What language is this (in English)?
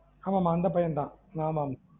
Tamil